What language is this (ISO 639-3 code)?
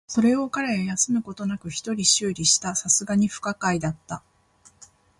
jpn